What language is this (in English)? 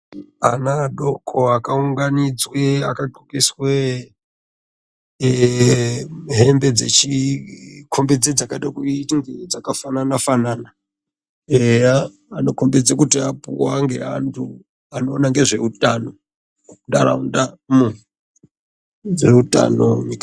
Ndau